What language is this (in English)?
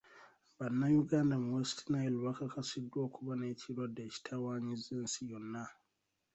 Ganda